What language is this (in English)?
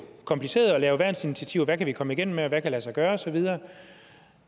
Danish